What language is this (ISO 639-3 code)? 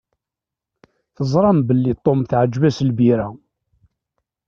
kab